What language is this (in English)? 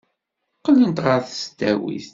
Kabyle